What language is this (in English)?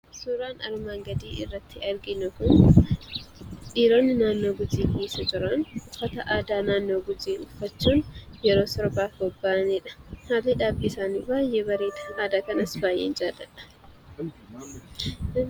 Oromo